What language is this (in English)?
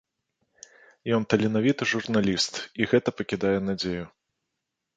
Belarusian